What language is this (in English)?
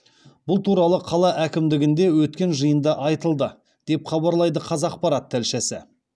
Kazakh